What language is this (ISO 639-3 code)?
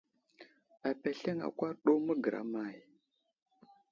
udl